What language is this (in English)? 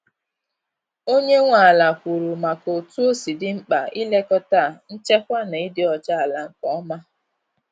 Igbo